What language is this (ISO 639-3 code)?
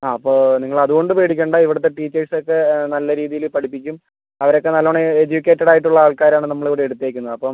mal